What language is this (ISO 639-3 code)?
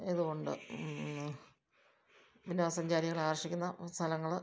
mal